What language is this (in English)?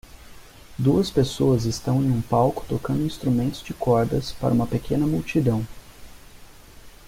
Portuguese